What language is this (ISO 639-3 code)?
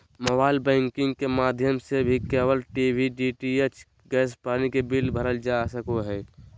mag